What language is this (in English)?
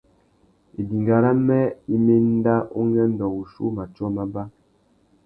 Tuki